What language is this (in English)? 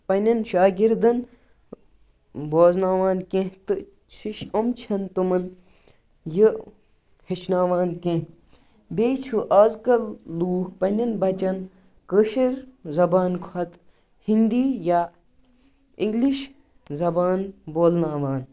Kashmiri